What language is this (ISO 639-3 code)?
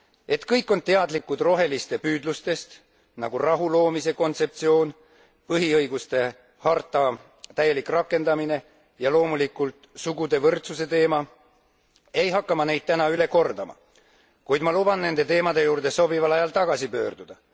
est